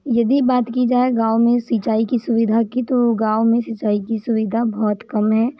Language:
Hindi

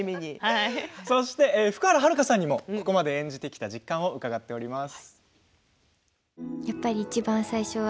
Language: Japanese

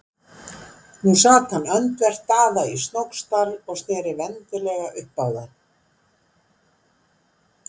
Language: Icelandic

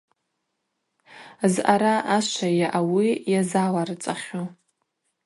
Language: Abaza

